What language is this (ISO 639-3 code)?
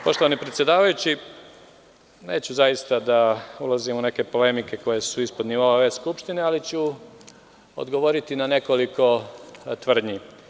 srp